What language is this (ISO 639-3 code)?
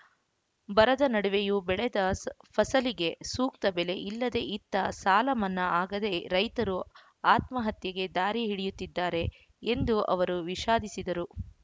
kan